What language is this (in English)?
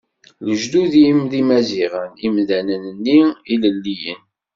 Kabyle